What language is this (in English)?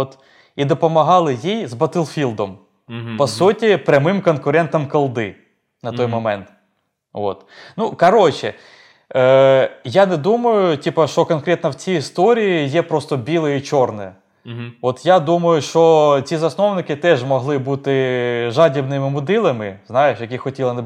Ukrainian